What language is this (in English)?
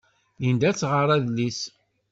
Kabyle